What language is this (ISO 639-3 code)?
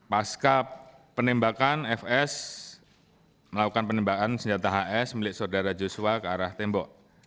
ind